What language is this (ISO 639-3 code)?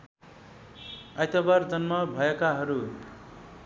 nep